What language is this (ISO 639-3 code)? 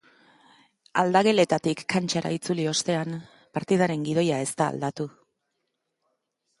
eus